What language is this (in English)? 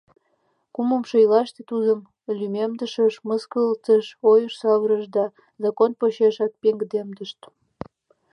Mari